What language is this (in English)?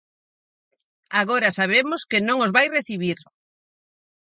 Galician